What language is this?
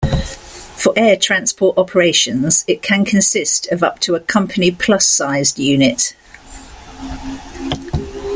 English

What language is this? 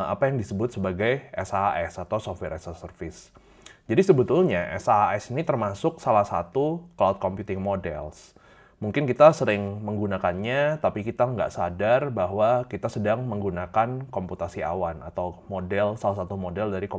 Indonesian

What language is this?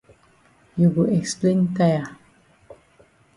Cameroon Pidgin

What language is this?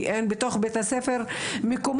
Hebrew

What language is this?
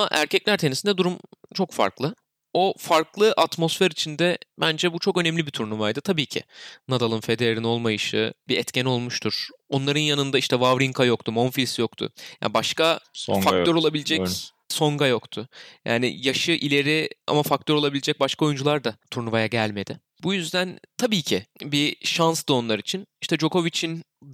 Turkish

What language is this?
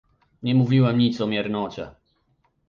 Polish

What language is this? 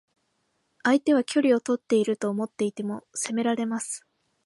Japanese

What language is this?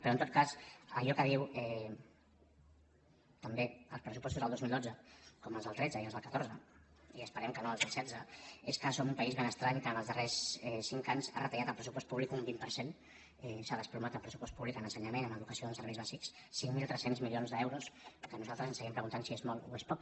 Catalan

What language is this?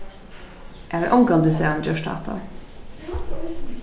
Faroese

